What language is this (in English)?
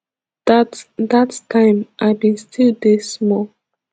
Nigerian Pidgin